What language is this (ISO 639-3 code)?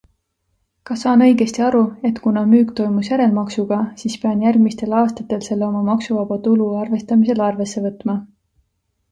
est